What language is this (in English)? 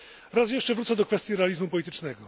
Polish